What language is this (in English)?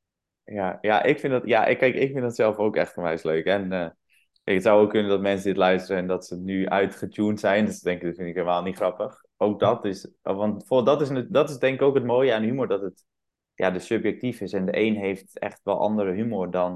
Dutch